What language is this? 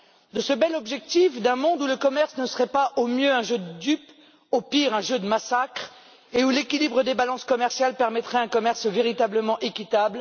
French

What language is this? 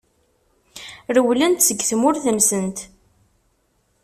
Kabyle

